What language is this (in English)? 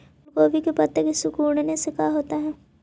Magahi